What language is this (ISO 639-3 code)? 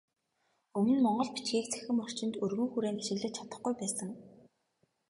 mon